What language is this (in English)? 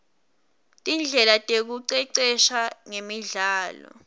Swati